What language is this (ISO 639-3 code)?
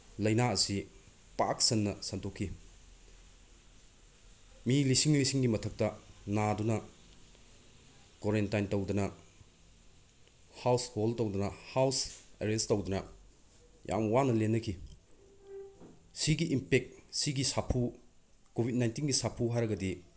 mni